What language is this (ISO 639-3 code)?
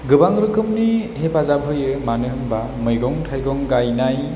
brx